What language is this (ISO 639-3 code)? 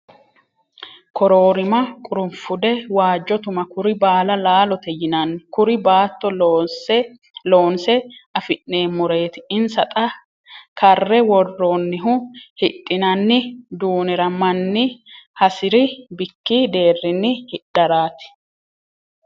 sid